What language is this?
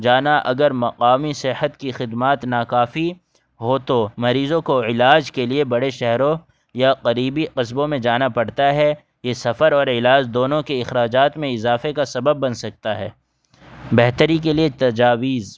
Urdu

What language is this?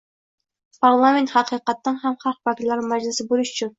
Uzbek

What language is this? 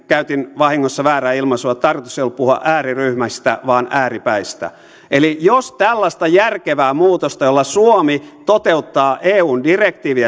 Finnish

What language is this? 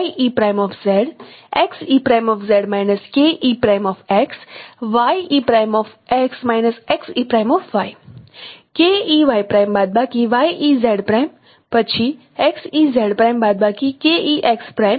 Gujarati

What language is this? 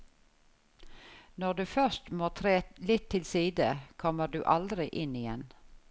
Norwegian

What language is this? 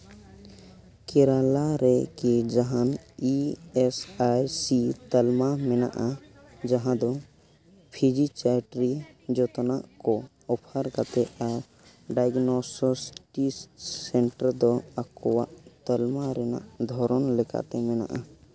Santali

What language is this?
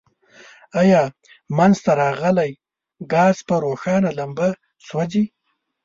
Pashto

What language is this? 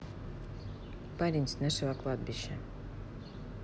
Russian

